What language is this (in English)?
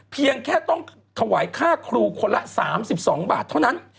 Thai